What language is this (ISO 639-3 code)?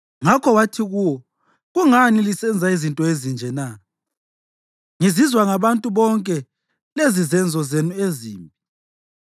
nde